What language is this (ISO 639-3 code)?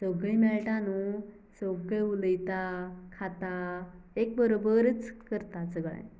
kok